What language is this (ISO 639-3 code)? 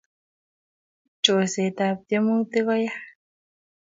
kln